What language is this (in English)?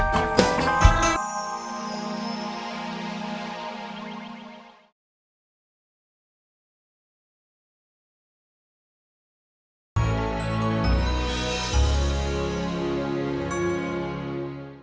Indonesian